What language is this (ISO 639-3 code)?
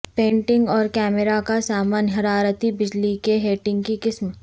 urd